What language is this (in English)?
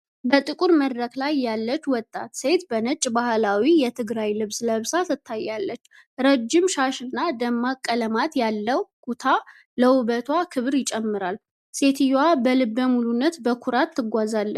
Amharic